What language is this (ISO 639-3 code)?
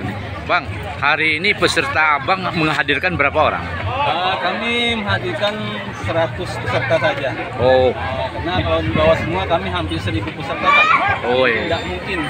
ind